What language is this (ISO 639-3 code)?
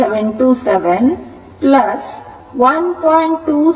kan